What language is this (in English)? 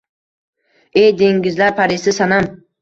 Uzbek